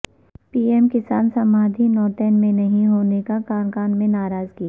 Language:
Urdu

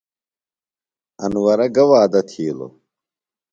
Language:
Phalura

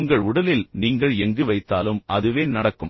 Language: Tamil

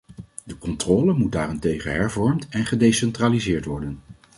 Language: Dutch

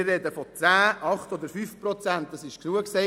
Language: Swiss German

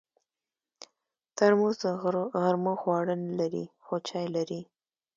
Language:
Pashto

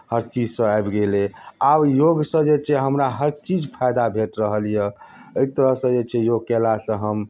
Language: Maithili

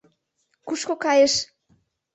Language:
Mari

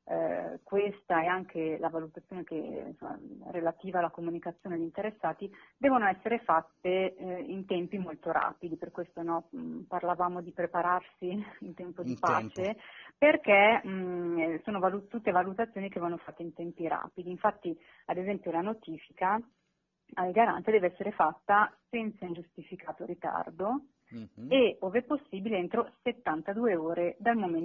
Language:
Italian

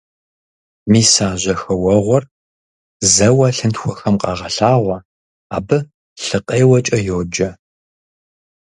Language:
Kabardian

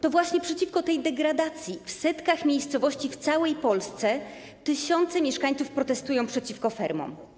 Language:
Polish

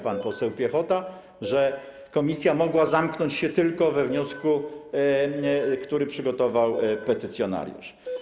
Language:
Polish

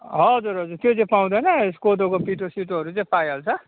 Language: Nepali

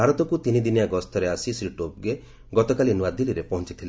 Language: Odia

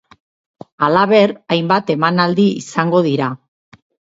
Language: Basque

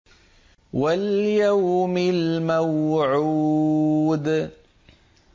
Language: Arabic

